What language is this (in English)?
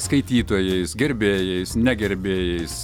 Lithuanian